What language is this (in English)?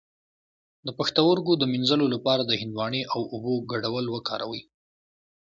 Pashto